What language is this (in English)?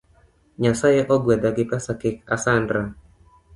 Luo (Kenya and Tanzania)